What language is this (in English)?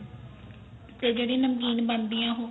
Punjabi